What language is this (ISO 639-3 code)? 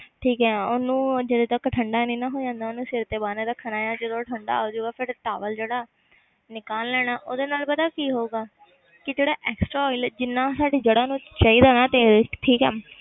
pan